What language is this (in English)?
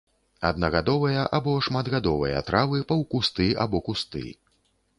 Belarusian